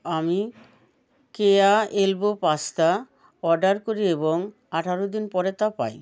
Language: Bangla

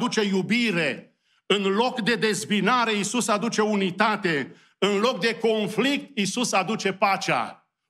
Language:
Romanian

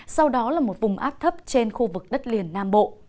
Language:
Vietnamese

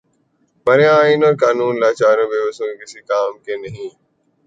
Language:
Urdu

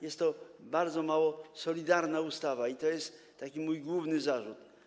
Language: Polish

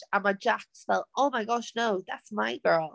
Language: Welsh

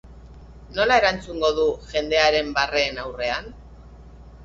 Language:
Basque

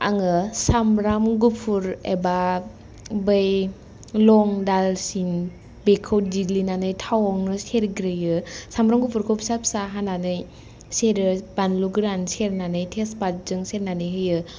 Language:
Bodo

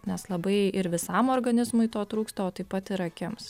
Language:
Lithuanian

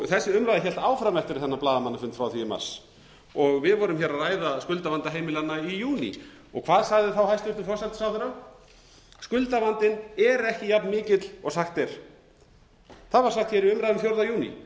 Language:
Icelandic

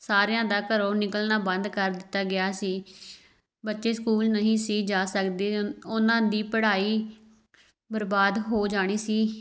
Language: Punjabi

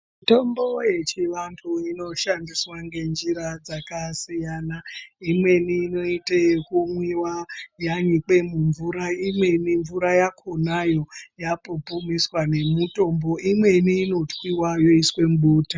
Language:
Ndau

